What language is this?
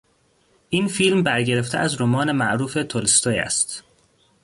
Persian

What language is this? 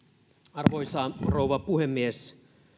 Finnish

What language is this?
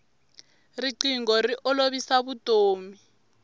Tsonga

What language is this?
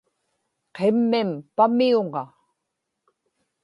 Inupiaq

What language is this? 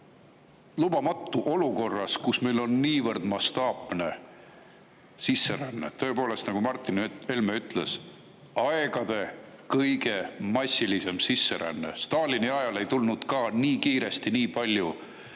Estonian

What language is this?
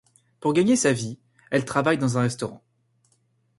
French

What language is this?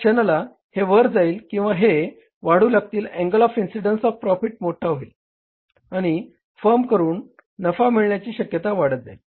Marathi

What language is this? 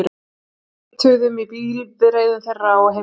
Icelandic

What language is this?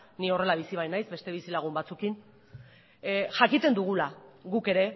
Basque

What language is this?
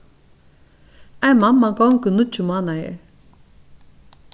Faroese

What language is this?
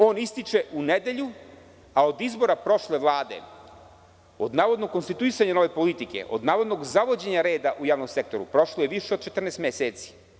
Serbian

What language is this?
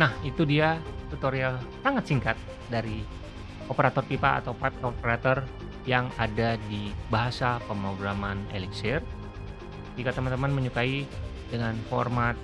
Indonesian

